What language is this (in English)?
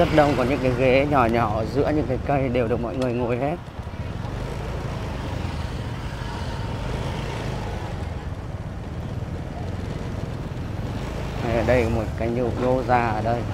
Vietnamese